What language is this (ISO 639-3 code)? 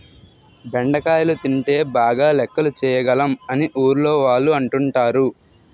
tel